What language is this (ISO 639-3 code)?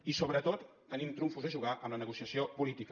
cat